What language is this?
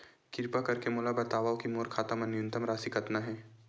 Chhattisgarhi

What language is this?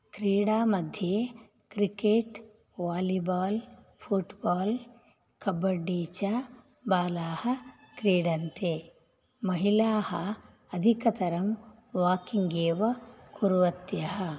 Sanskrit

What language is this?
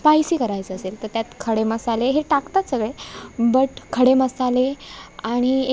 Marathi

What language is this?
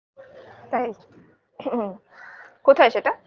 Bangla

